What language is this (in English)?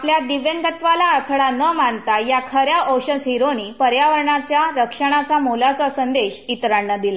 Marathi